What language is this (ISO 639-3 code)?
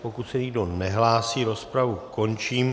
ces